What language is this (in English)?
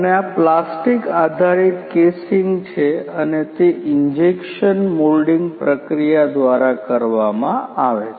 Gujarati